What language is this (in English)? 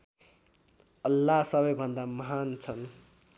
Nepali